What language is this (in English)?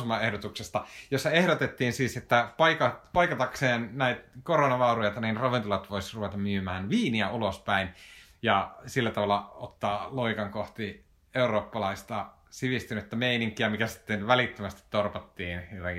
Finnish